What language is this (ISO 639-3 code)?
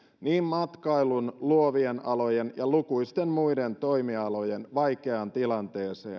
fin